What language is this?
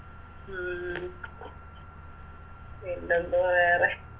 Malayalam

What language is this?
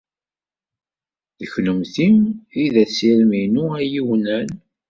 Kabyle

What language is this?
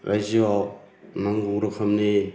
Bodo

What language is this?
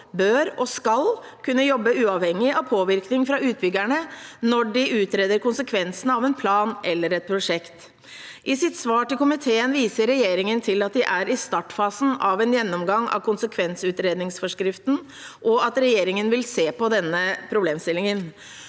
Norwegian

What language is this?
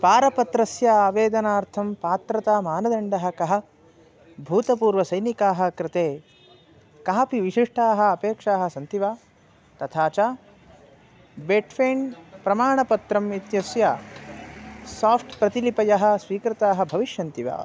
Sanskrit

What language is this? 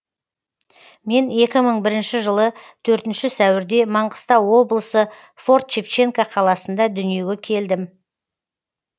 Kazakh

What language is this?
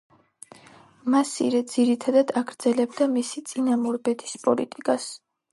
Georgian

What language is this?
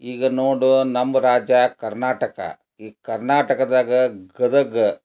Kannada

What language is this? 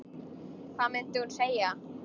Icelandic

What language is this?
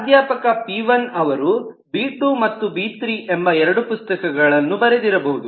Kannada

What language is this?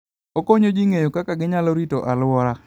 Luo (Kenya and Tanzania)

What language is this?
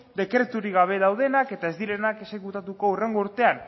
Basque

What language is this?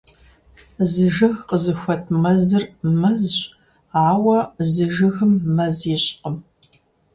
Kabardian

